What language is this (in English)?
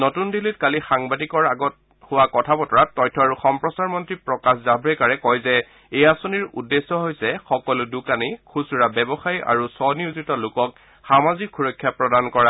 Assamese